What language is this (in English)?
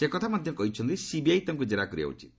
Odia